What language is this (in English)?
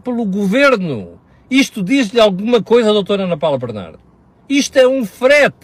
Portuguese